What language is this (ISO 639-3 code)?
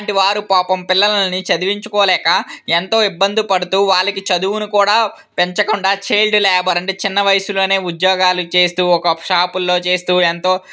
tel